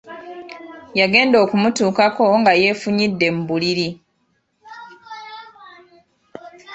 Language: Ganda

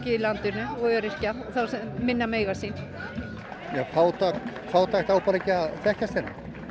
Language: Icelandic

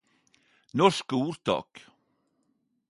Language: Norwegian Nynorsk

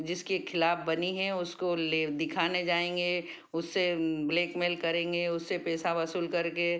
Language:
Hindi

